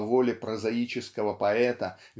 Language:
Russian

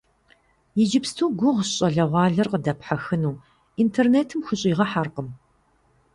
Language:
Kabardian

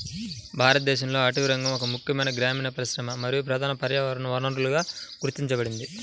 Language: Telugu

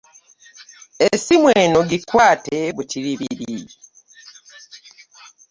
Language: Ganda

